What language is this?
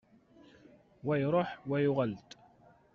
Kabyle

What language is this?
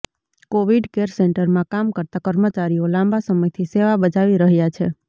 Gujarati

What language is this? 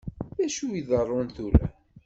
Kabyle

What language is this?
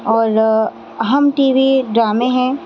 Urdu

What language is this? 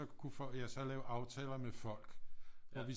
Danish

